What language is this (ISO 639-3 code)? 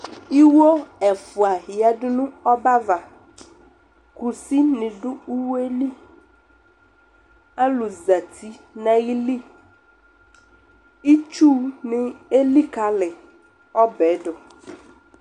kpo